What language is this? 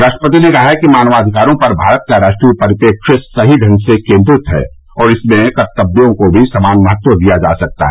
Hindi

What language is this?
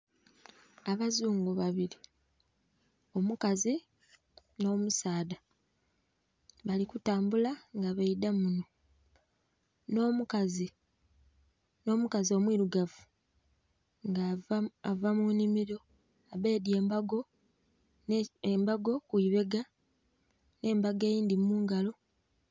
Soga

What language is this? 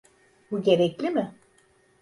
Turkish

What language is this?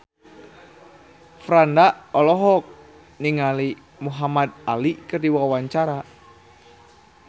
Sundanese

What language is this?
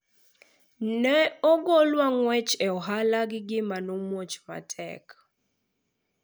Luo (Kenya and Tanzania)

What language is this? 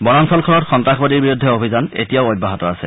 Assamese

